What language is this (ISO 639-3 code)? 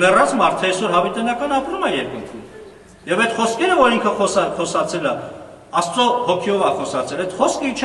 ron